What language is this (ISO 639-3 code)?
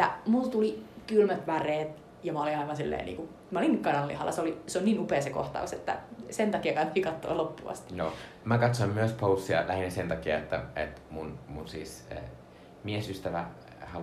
fin